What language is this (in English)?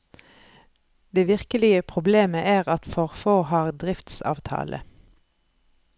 Norwegian